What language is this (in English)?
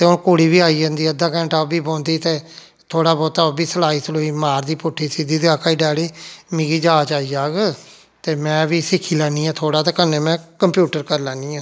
Dogri